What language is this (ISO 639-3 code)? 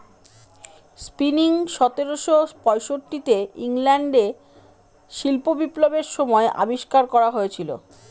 ben